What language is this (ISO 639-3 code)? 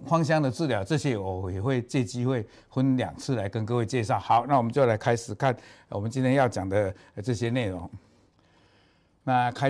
zho